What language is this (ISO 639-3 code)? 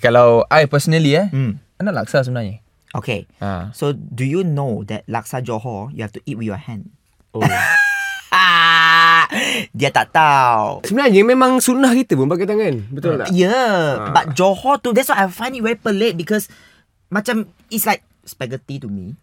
msa